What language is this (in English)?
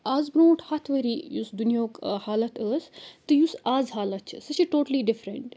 Kashmiri